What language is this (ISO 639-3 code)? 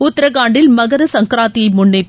tam